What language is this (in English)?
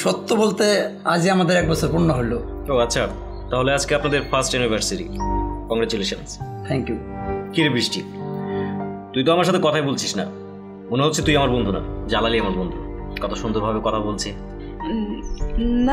Romanian